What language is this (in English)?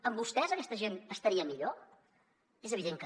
Catalan